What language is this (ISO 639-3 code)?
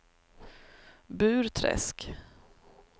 swe